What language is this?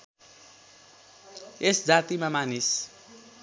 Nepali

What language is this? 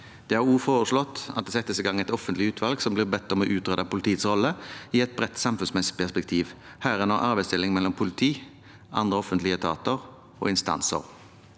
Norwegian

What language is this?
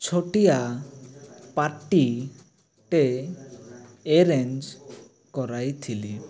Odia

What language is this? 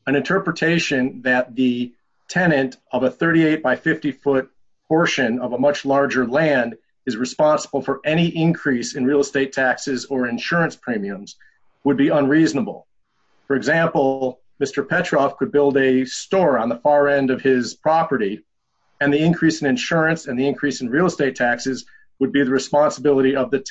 English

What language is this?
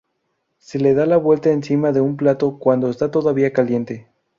Spanish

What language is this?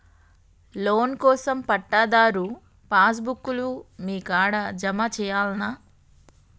Telugu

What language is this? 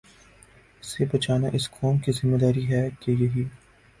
Urdu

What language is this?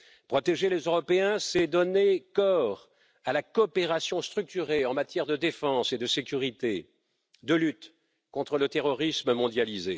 French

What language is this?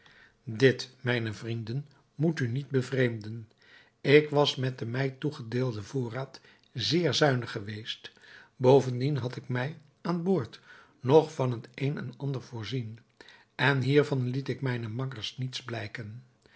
Dutch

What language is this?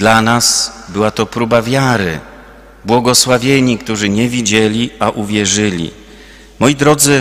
Polish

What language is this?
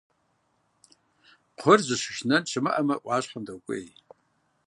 Kabardian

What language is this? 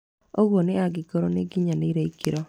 Kikuyu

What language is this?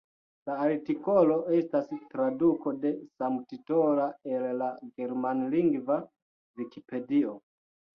Esperanto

